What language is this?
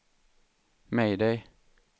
Swedish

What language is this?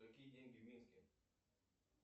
Russian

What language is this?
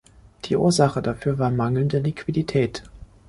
German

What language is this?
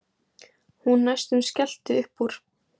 Icelandic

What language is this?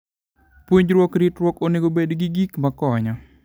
Luo (Kenya and Tanzania)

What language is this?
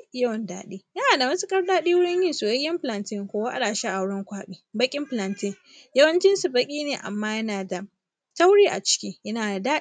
Hausa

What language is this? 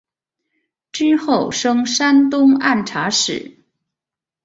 Chinese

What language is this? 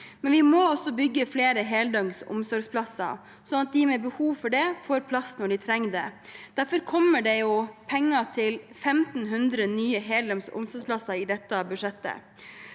Norwegian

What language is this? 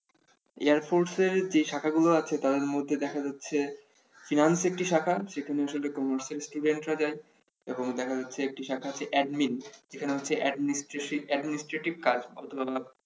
Bangla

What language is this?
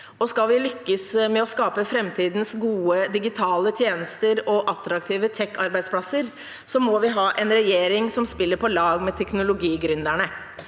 Norwegian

